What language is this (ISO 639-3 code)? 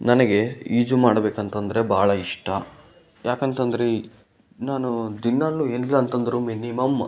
kan